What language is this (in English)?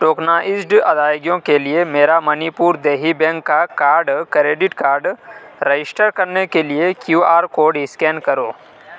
Urdu